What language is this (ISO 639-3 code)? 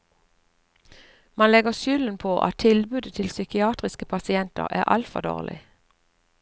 nor